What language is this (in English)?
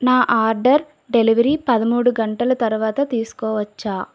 Telugu